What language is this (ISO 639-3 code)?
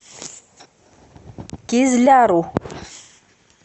rus